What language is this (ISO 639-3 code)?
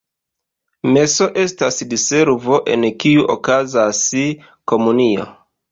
epo